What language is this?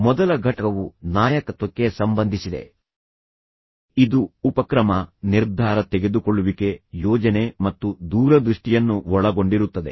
Kannada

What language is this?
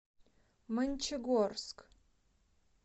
Russian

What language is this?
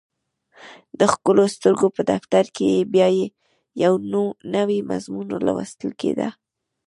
Pashto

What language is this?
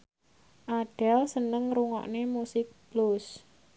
Javanese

